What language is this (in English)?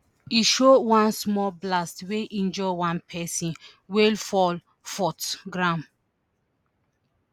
Nigerian Pidgin